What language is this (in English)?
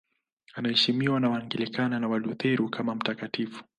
Swahili